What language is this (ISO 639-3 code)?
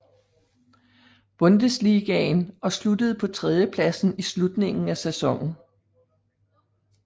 dan